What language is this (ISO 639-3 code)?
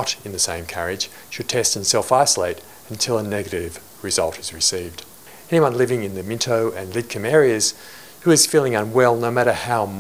bul